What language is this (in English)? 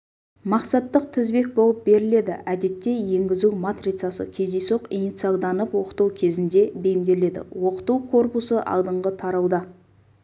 Kazakh